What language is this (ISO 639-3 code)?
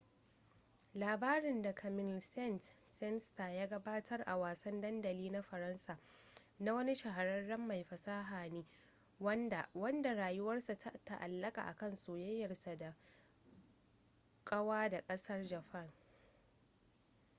hau